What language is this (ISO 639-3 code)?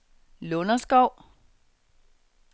dan